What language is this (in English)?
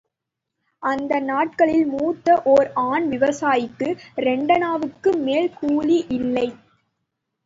Tamil